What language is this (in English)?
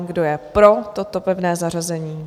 Czech